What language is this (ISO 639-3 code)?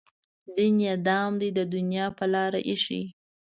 pus